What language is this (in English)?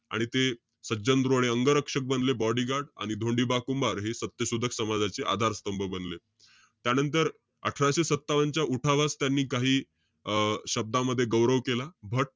Marathi